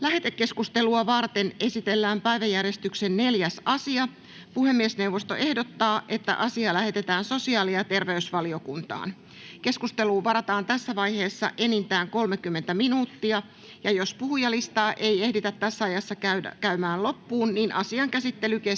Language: Finnish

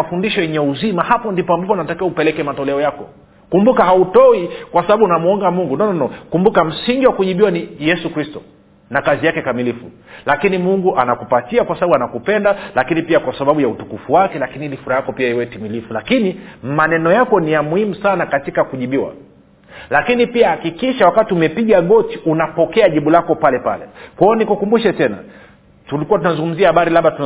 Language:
Swahili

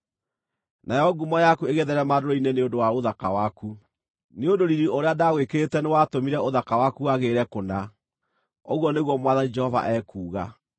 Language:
Kikuyu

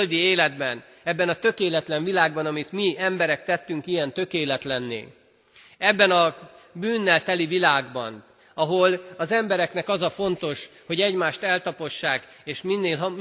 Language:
Hungarian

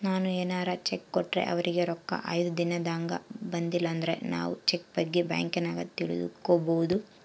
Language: Kannada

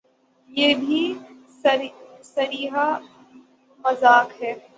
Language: Urdu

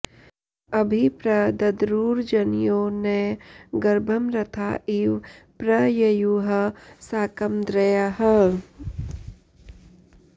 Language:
Sanskrit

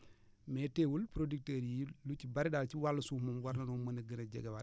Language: Wolof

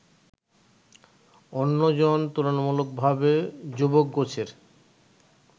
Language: Bangla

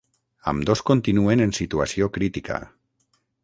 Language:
Catalan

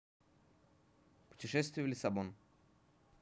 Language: Russian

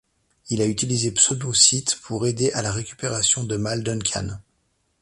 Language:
French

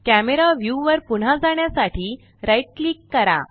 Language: Marathi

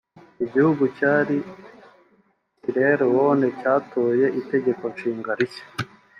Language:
Kinyarwanda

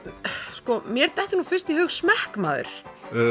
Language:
Icelandic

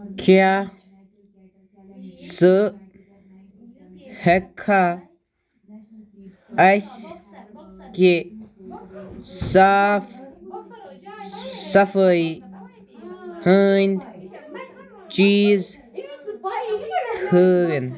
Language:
Kashmiri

